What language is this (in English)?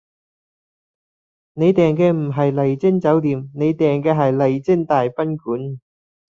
Cantonese